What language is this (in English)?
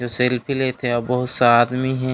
Chhattisgarhi